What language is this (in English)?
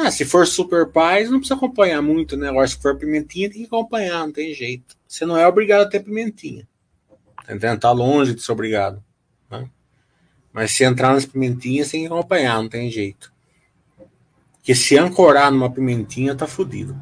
Portuguese